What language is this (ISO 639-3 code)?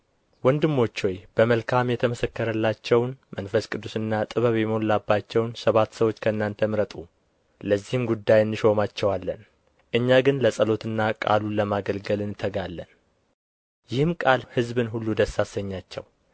amh